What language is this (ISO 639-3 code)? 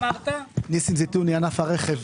heb